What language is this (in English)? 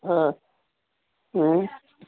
Urdu